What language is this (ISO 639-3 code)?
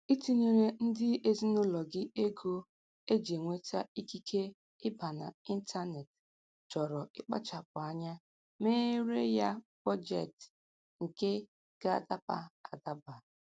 ibo